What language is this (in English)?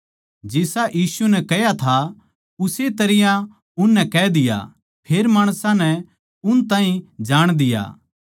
Haryanvi